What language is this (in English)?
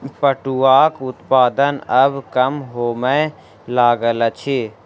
Maithili